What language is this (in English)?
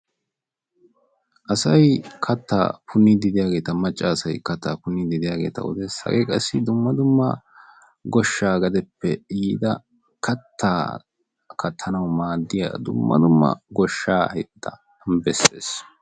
Wolaytta